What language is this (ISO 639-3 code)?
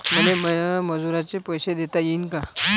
mar